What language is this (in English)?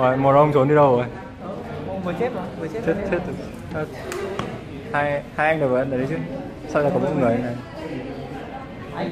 Vietnamese